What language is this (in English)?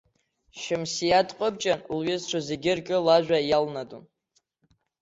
Abkhazian